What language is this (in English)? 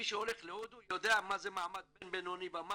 Hebrew